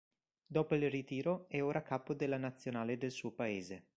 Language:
Italian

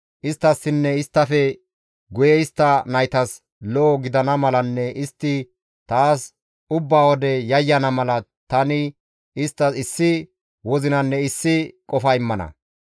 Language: Gamo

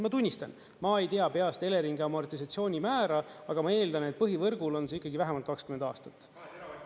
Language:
Estonian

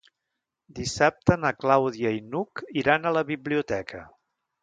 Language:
Catalan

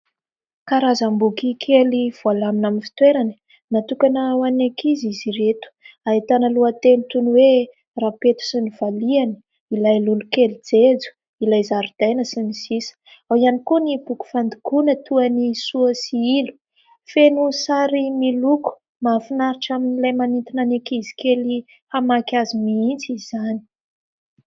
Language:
Malagasy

